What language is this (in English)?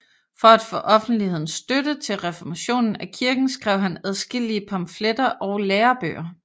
Danish